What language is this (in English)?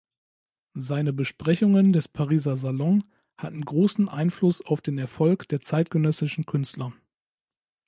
German